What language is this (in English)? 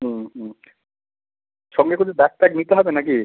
Bangla